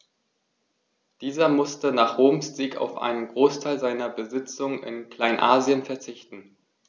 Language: German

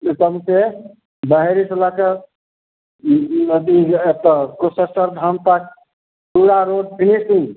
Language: Maithili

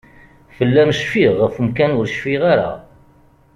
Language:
Kabyle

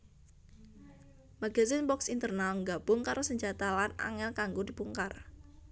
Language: Javanese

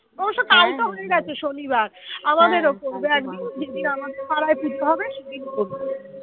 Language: Bangla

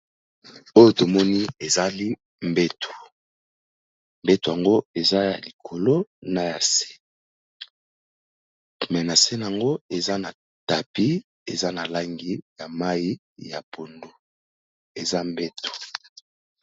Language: Lingala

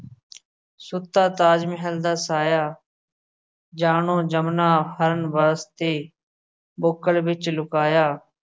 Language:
Punjabi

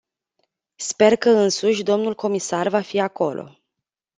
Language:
Romanian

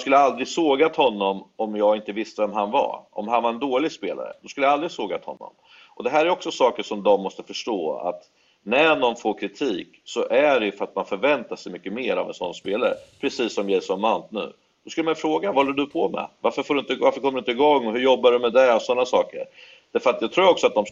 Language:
Swedish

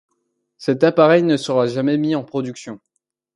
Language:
French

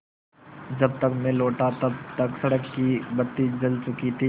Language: Hindi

